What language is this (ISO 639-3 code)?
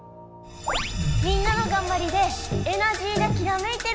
jpn